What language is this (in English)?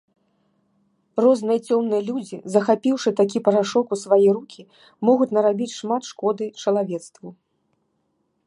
Belarusian